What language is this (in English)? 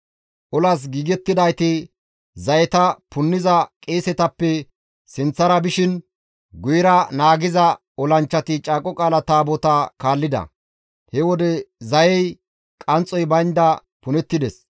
Gamo